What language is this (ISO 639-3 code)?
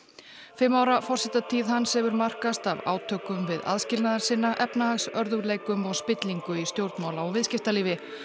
isl